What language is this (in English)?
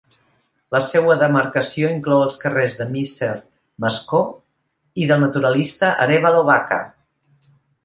Catalan